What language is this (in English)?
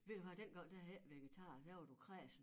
Danish